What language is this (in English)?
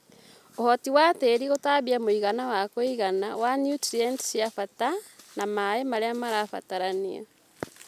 Kikuyu